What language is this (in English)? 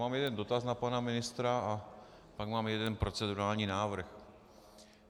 Czech